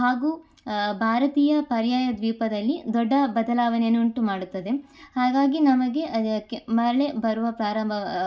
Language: Kannada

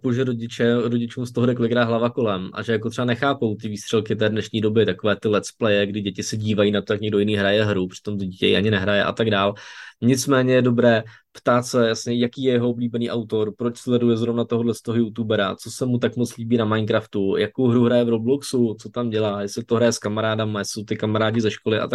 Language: Czech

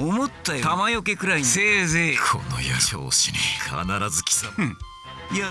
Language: Japanese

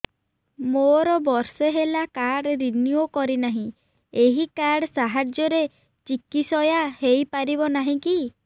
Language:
Odia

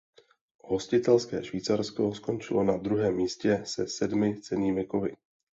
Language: Czech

